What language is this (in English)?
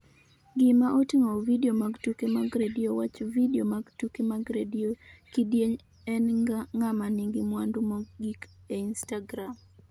Luo (Kenya and Tanzania)